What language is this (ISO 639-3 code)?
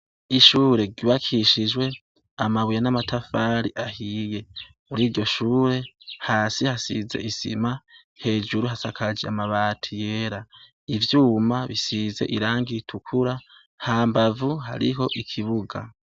run